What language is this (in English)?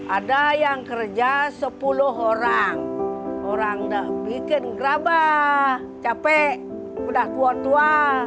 Indonesian